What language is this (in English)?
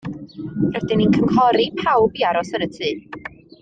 Welsh